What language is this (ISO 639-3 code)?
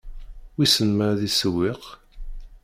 kab